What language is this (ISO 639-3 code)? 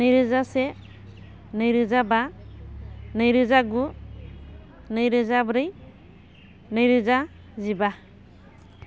brx